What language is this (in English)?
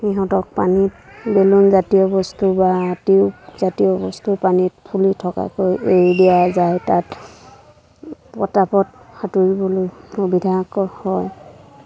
Assamese